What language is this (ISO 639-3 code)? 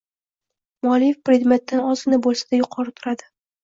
uzb